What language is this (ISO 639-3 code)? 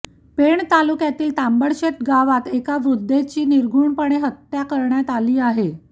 mar